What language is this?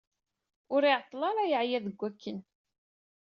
Kabyle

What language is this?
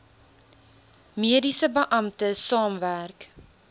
Afrikaans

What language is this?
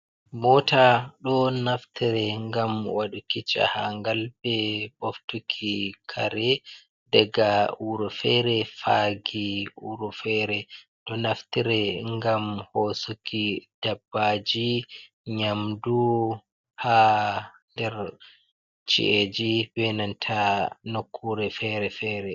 Fula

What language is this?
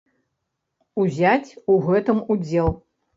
Belarusian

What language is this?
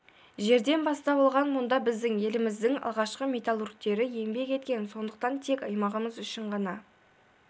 Kazakh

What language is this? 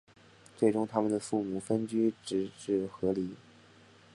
Chinese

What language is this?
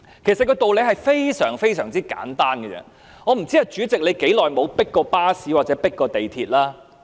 Cantonese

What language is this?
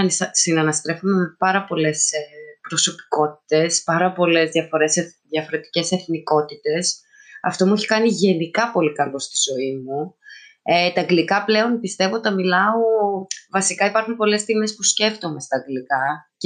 Greek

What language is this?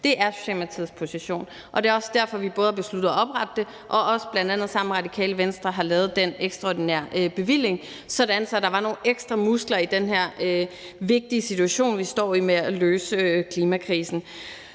Danish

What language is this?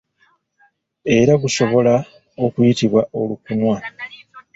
Ganda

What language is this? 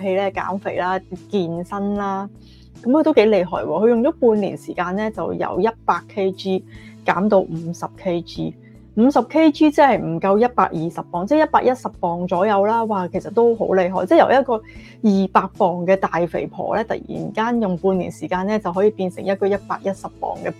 Chinese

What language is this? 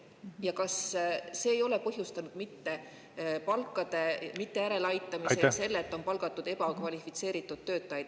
Estonian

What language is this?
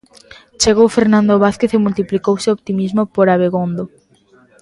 Galician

